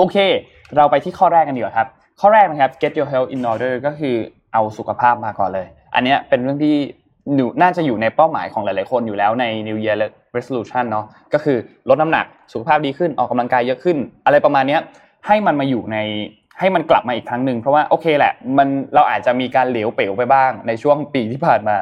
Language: Thai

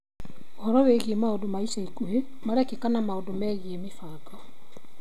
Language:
Kikuyu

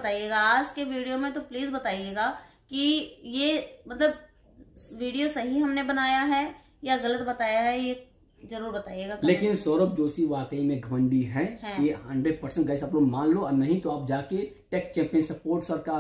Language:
Hindi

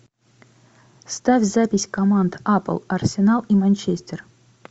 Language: Russian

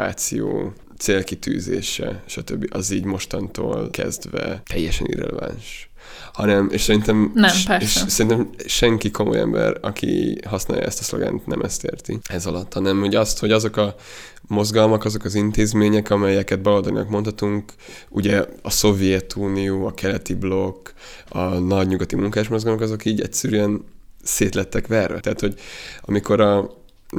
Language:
Hungarian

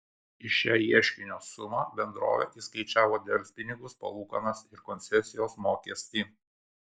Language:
Lithuanian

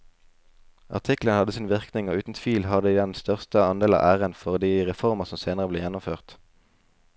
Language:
Norwegian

